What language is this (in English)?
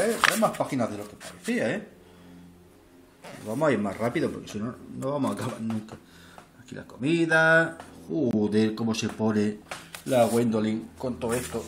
Spanish